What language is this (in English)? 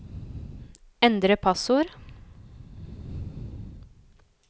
Norwegian